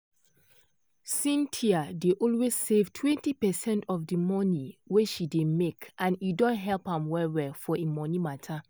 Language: Nigerian Pidgin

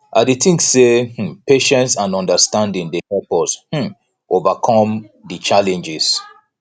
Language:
Nigerian Pidgin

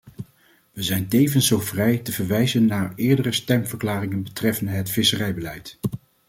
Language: Dutch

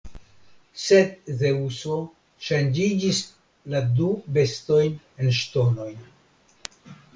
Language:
Esperanto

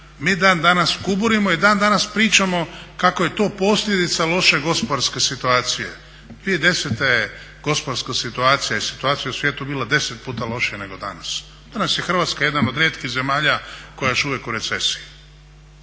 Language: Croatian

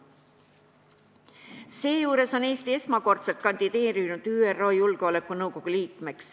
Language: Estonian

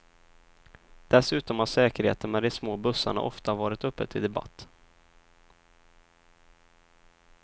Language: Swedish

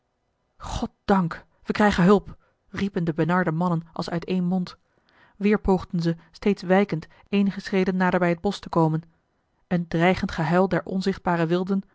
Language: Dutch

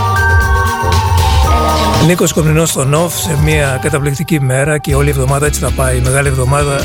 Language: Greek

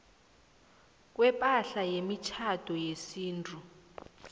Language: South Ndebele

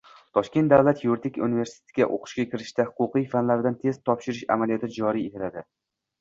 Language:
Uzbek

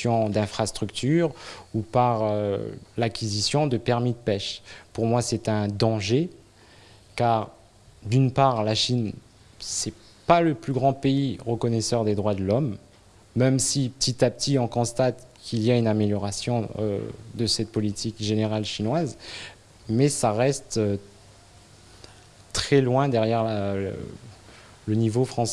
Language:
French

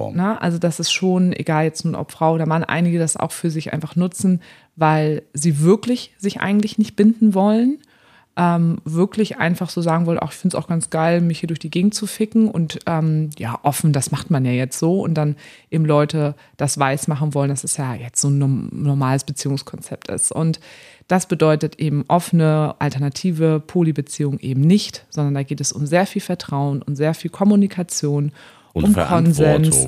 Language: German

